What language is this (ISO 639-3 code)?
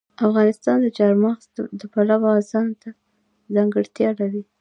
pus